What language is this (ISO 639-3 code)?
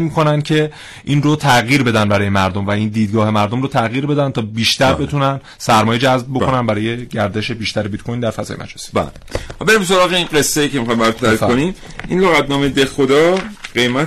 fas